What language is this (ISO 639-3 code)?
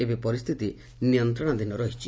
ori